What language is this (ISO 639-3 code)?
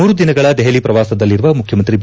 kan